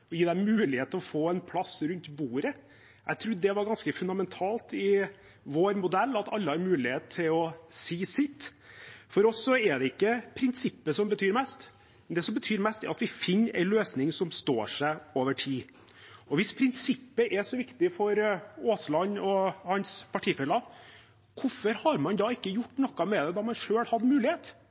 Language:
Norwegian Bokmål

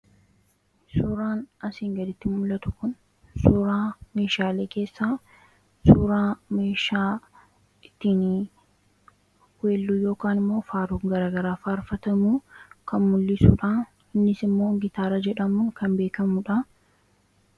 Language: Oromo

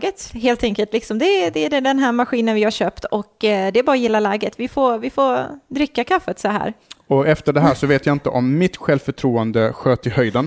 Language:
Swedish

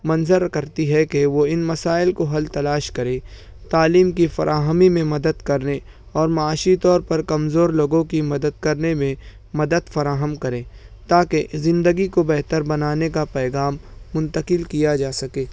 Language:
Urdu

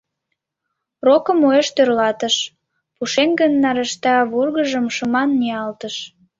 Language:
Mari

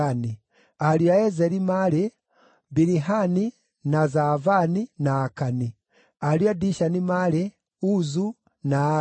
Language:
Kikuyu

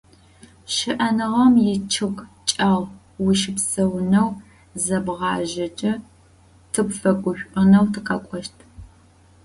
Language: Adyghe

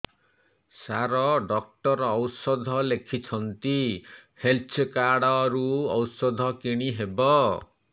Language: Odia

